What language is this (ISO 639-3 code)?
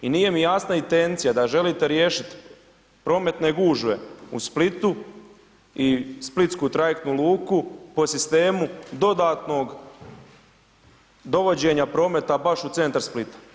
hrv